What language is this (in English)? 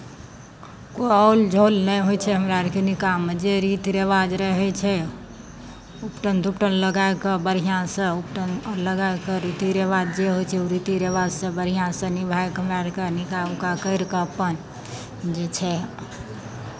Maithili